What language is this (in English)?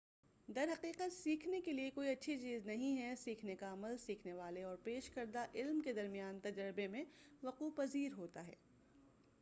Urdu